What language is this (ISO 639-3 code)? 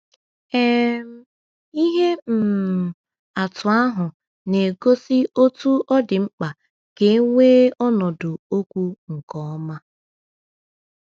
ibo